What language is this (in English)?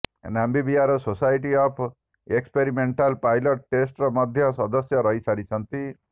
Odia